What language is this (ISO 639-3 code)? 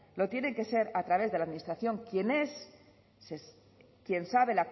spa